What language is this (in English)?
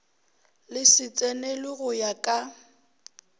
Northern Sotho